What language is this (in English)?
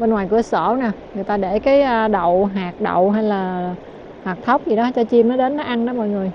Vietnamese